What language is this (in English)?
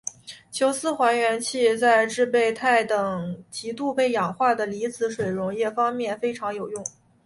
Chinese